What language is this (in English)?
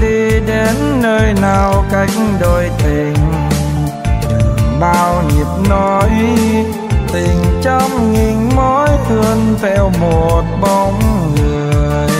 Vietnamese